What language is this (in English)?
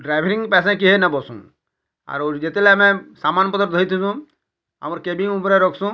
Odia